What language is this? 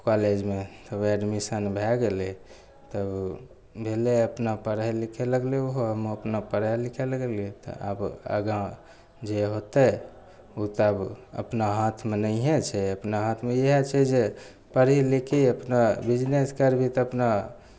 Maithili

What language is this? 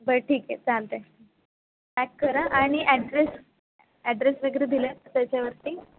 Marathi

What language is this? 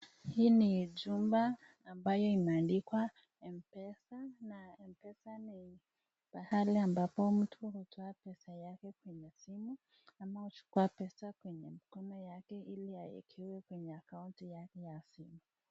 Swahili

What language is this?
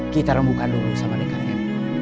Indonesian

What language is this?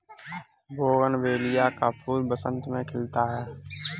Hindi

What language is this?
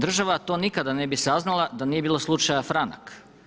Croatian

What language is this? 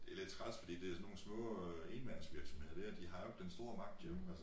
Danish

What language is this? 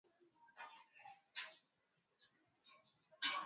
Swahili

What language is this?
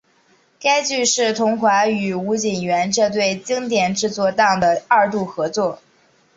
Chinese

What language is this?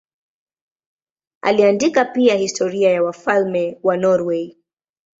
Swahili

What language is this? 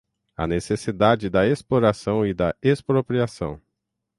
Portuguese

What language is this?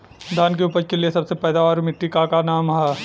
Bhojpuri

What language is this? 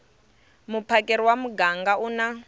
Tsonga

